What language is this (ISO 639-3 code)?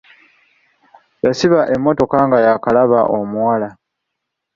lug